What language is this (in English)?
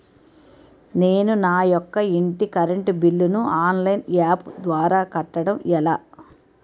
Telugu